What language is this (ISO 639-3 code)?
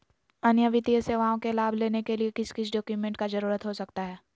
mag